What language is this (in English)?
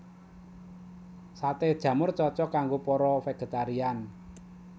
Javanese